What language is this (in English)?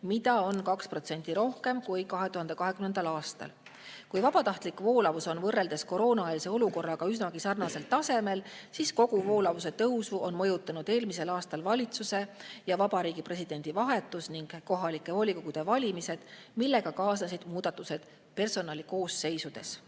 Estonian